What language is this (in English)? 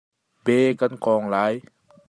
Hakha Chin